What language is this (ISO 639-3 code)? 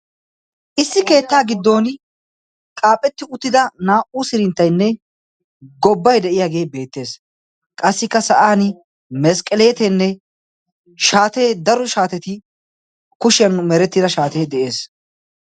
wal